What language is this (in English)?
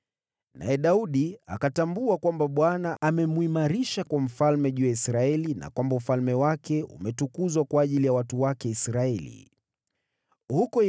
Swahili